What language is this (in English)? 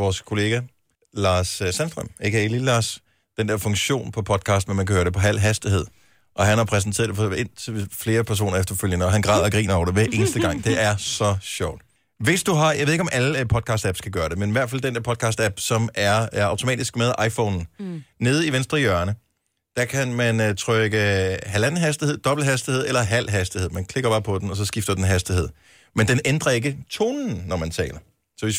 Danish